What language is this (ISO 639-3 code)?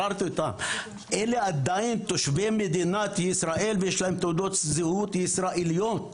heb